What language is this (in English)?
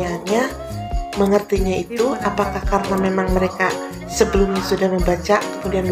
Indonesian